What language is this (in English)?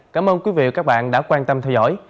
Vietnamese